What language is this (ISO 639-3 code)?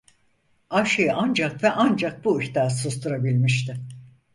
tur